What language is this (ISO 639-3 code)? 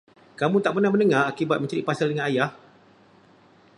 msa